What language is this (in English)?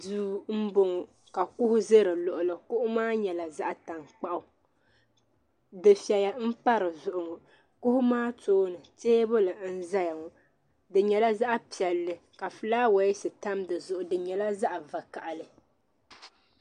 Dagbani